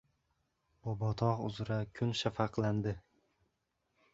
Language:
Uzbek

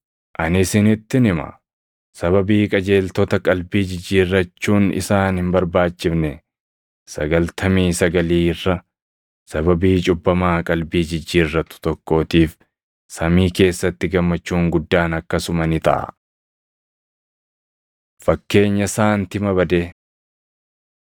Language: Oromo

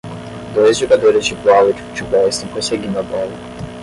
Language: Portuguese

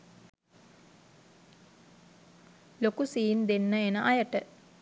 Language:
Sinhala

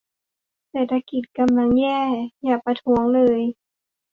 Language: Thai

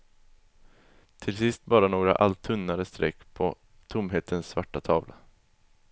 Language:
Swedish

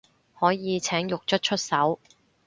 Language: Cantonese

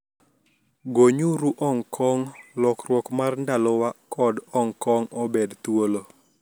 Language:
Luo (Kenya and Tanzania)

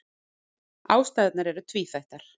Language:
Icelandic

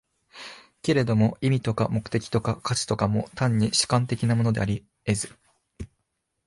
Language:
Japanese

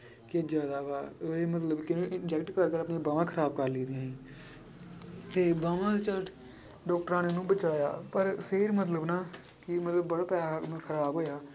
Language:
Punjabi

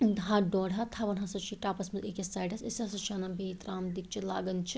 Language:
Kashmiri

